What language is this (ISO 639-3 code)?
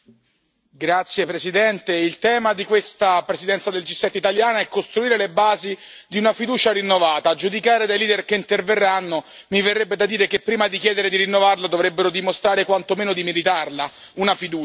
ita